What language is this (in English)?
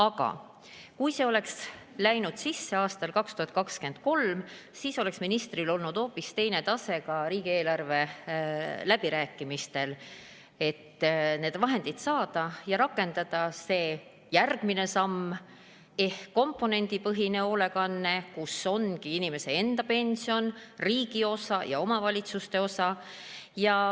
Estonian